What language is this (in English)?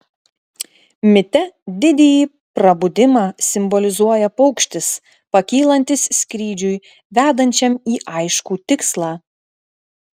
Lithuanian